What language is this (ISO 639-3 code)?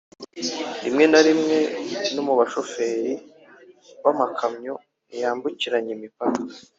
kin